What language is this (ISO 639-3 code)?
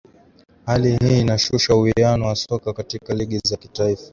swa